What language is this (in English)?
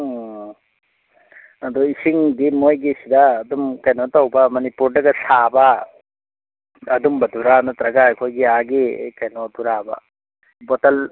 Manipuri